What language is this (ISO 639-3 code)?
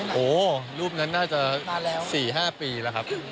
tha